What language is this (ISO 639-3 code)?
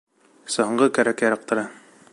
bak